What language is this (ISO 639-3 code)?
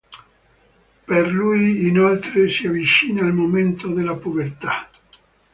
ita